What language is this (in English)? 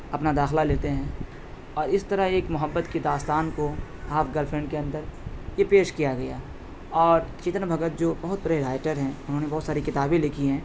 Urdu